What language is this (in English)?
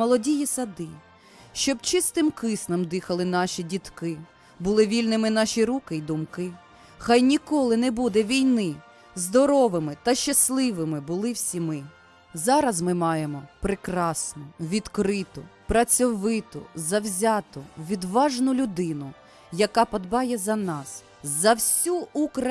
Ukrainian